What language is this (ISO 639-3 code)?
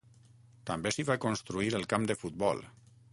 cat